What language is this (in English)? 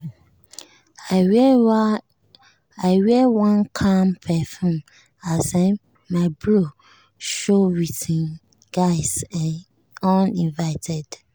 Nigerian Pidgin